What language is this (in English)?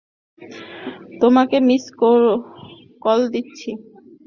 Bangla